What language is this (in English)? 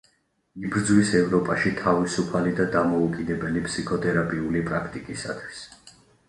Georgian